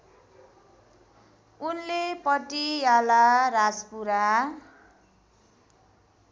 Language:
Nepali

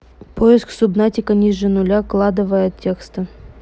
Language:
Russian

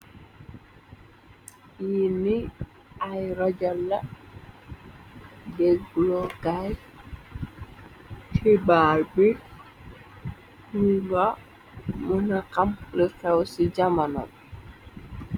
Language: Wolof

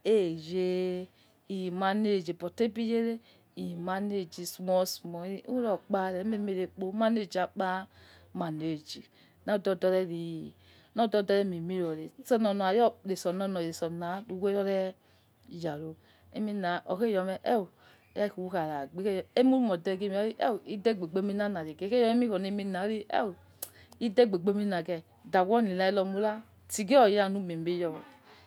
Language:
Yekhee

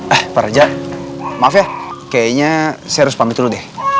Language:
Indonesian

